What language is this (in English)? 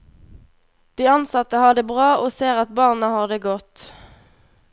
Norwegian